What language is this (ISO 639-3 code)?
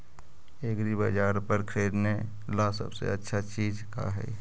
mag